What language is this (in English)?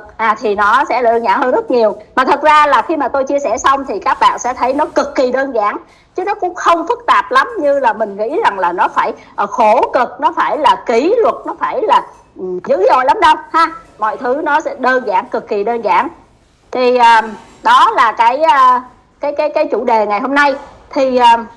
Vietnamese